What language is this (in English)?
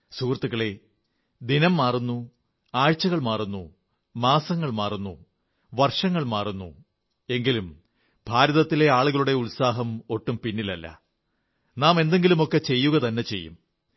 Malayalam